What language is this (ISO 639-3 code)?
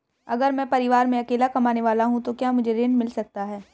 hin